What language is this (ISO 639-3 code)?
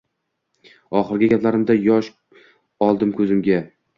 uzb